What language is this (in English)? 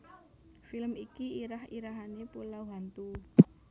Javanese